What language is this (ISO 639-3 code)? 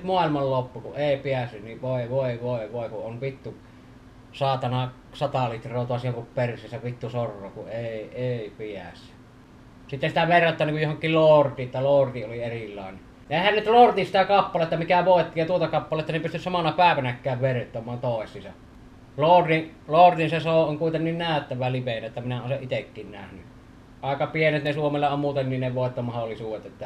fin